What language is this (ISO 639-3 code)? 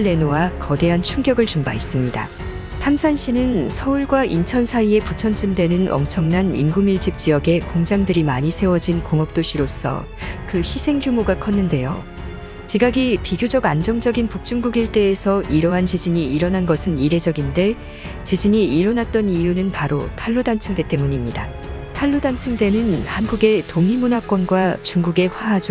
kor